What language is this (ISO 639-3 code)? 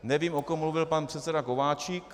ces